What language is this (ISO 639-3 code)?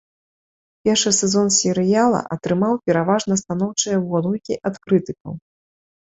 bel